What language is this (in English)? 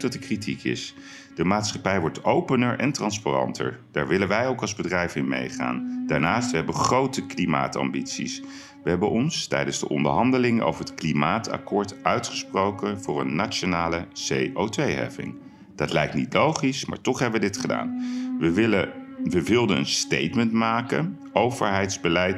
Dutch